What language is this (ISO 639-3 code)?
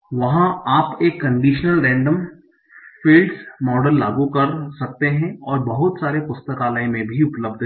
hin